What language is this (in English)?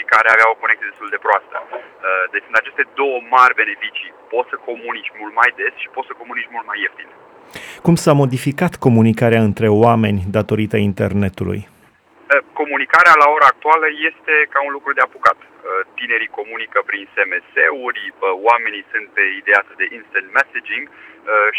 Romanian